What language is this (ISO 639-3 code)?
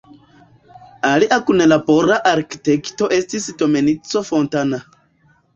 epo